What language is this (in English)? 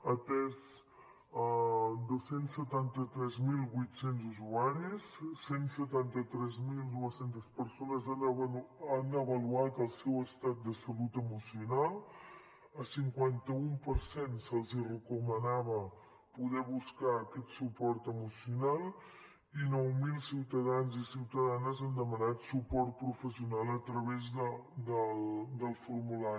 Catalan